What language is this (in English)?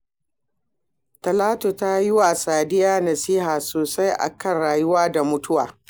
Hausa